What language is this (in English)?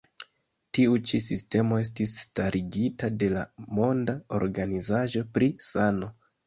Esperanto